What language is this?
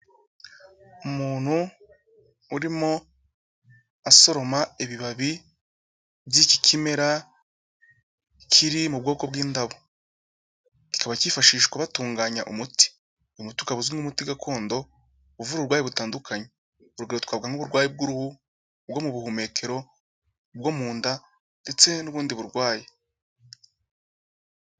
Kinyarwanda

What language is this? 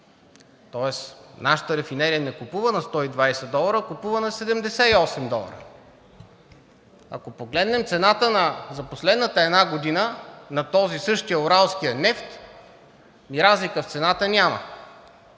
Bulgarian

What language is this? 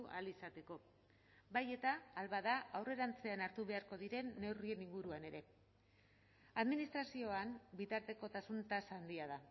Basque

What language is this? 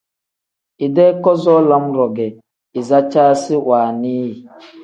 Tem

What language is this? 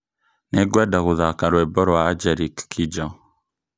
Kikuyu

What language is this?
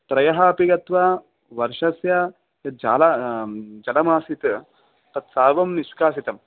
Sanskrit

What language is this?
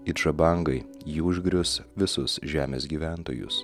Lithuanian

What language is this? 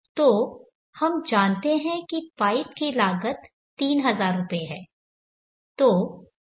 Hindi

